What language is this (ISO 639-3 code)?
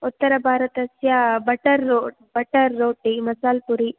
san